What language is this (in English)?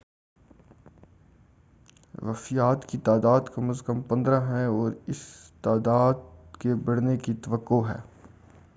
Urdu